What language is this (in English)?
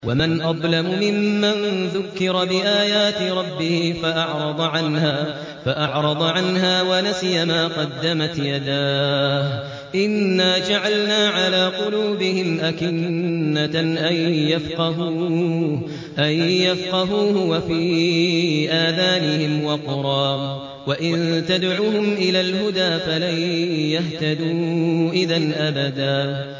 Arabic